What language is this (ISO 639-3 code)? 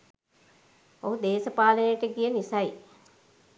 sin